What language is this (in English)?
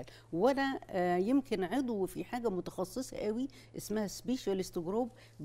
Arabic